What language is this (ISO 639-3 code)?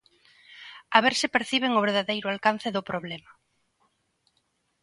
glg